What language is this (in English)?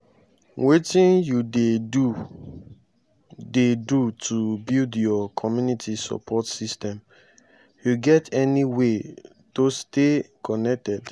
Nigerian Pidgin